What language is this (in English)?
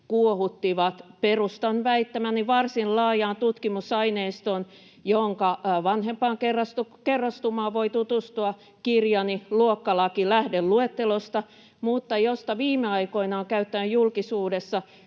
Finnish